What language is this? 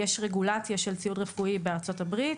Hebrew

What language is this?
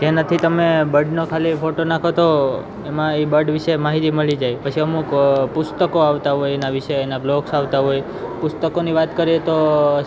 Gujarati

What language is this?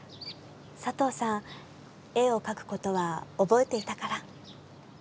Japanese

